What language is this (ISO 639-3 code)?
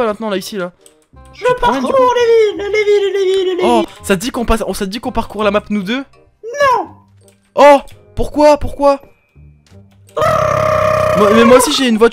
fra